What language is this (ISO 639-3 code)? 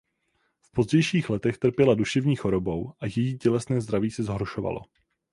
ces